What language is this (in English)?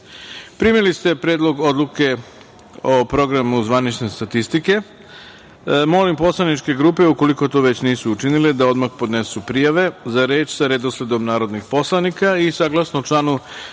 Serbian